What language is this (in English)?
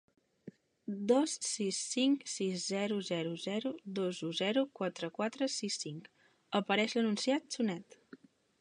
Catalan